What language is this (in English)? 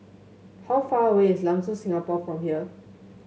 English